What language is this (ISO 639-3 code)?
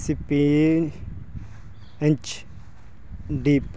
pan